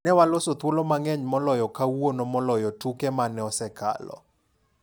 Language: Luo (Kenya and Tanzania)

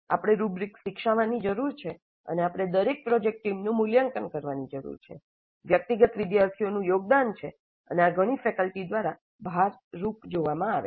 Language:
Gujarati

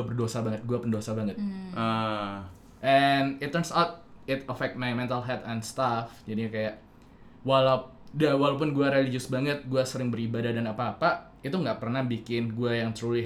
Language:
Indonesian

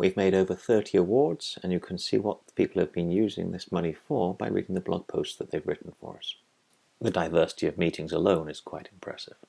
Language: English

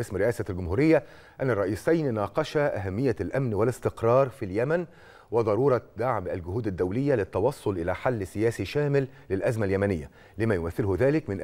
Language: Arabic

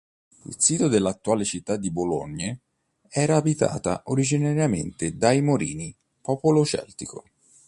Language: Italian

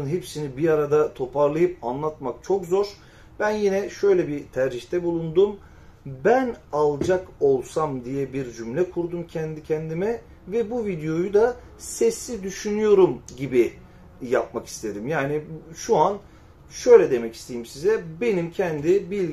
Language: Turkish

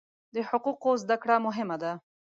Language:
Pashto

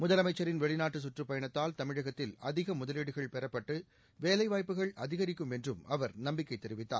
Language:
Tamil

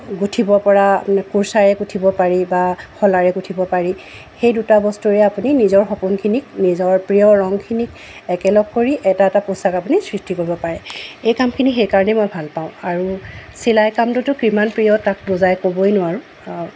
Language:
Assamese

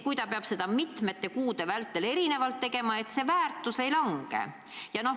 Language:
Estonian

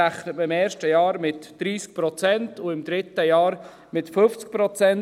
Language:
Swiss German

